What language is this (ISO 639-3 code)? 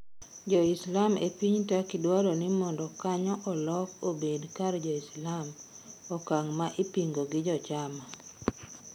luo